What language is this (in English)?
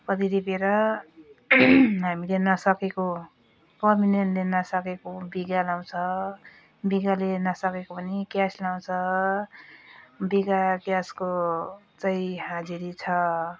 Nepali